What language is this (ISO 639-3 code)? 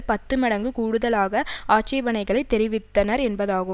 tam